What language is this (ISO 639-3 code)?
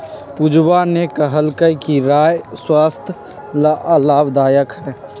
mag